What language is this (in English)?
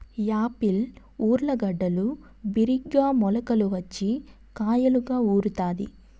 Telugu